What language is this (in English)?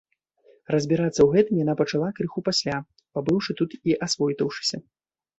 Belarusian